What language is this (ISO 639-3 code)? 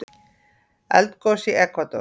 isl